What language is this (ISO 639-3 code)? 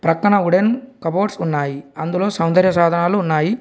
tel